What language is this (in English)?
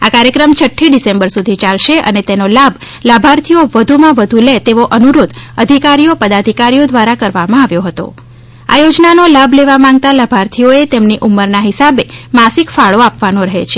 Gujarati